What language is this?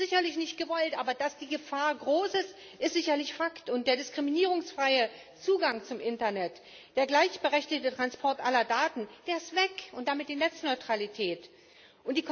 German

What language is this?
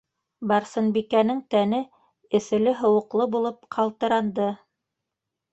Bashkir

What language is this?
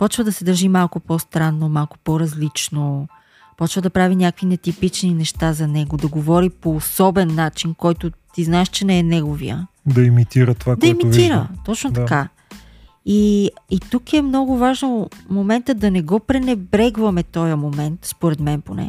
Bulgarian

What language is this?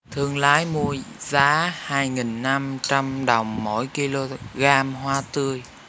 Vietnamese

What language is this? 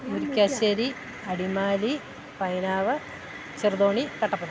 Malayalam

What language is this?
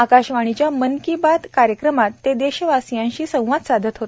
Marathi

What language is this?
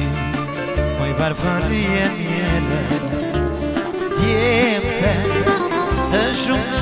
Romanian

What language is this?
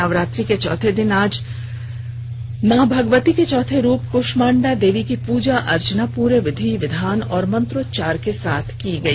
Hindi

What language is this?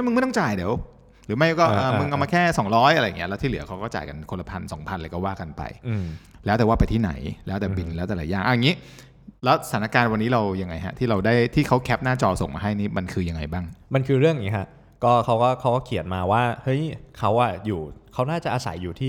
Thai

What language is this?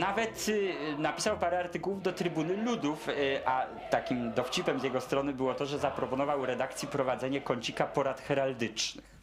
Polish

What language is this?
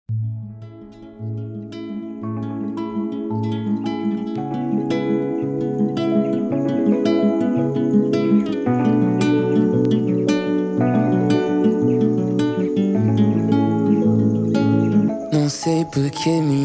Romanian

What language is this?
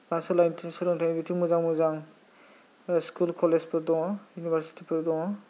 Bodo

